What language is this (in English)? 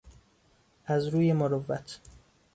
Persian